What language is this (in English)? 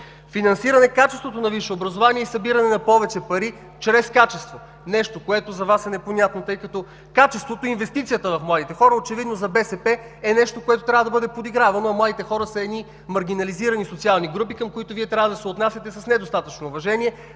Bulgarian